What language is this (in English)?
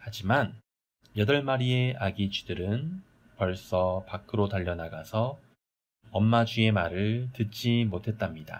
Korean